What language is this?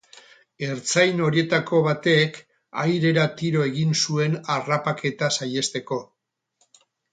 Basque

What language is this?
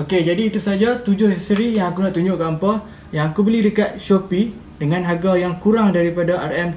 Malay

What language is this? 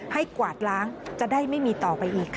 Thai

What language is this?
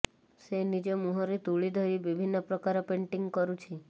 Odia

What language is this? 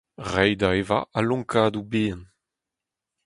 Breton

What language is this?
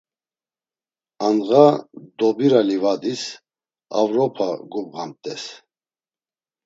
Laz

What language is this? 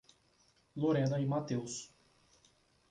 Portuguese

